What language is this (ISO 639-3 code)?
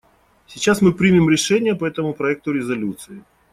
rus